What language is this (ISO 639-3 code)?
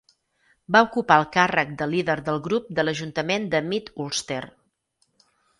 cat